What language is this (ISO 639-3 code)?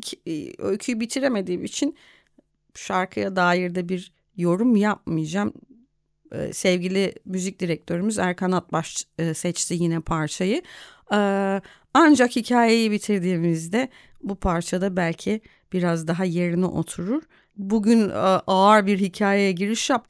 tur